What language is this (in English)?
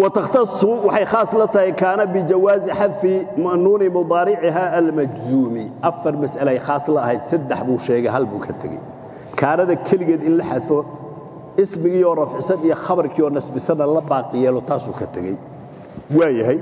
Arabic